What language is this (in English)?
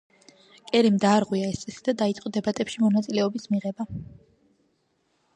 Georgian